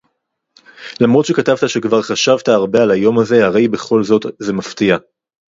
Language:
Hebrew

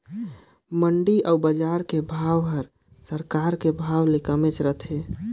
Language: Chhattisgarhi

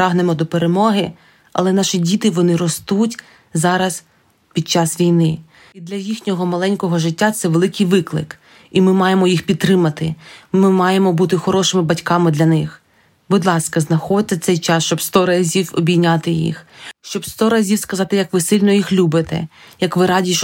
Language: Ukrainian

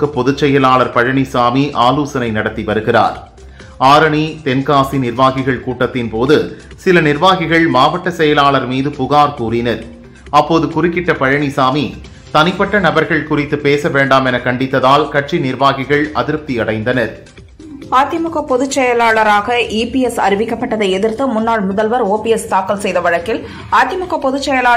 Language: Tamil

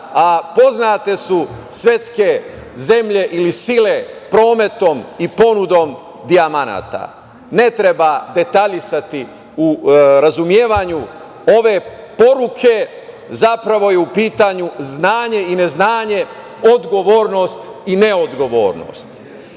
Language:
Serbian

